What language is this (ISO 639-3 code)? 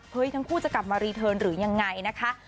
tha